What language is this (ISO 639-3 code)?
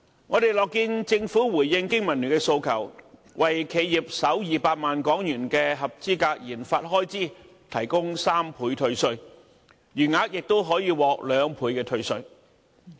yue